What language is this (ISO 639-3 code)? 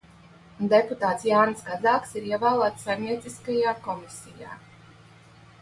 lav